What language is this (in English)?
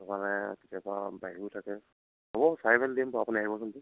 Assamese